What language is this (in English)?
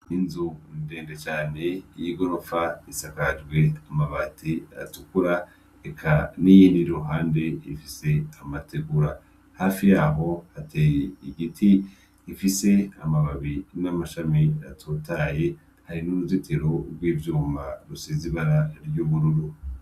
Rundi